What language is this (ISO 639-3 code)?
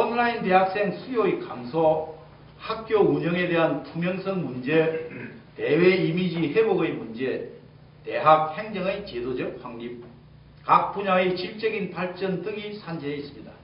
kor